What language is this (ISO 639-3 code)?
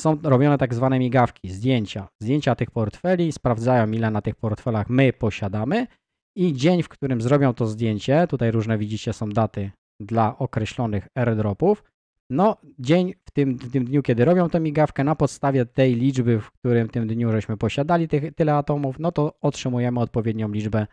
pol